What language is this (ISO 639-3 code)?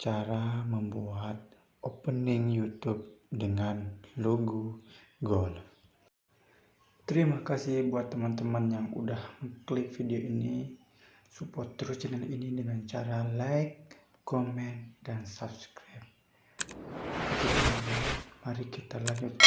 ind